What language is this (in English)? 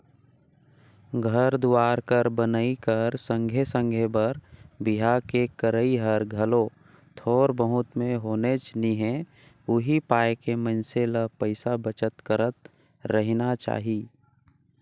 Chhattisgarhi